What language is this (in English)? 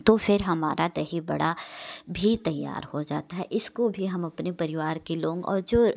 Hindi